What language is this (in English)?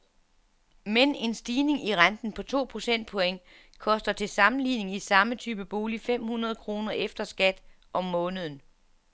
Danish